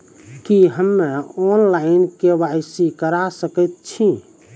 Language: Maithili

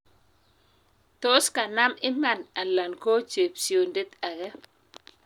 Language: Kalenjin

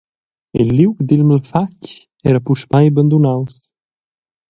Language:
Romansh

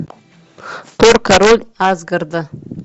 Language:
Russian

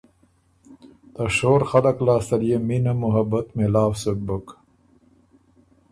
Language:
Ormuri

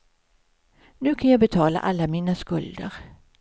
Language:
Swedish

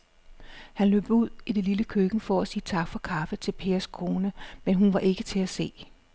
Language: Danish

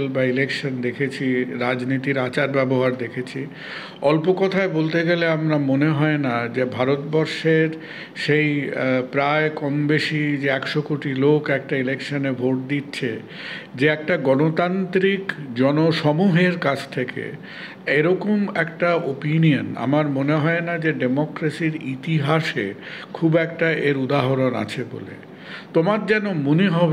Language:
Bangla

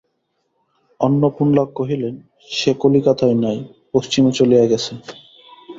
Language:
Bangla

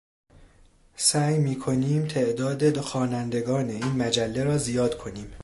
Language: Persian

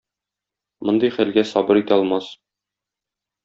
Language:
Tatar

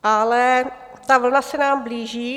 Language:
Czech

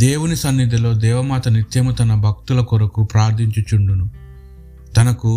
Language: Telugu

